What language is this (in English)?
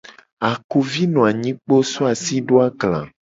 Gen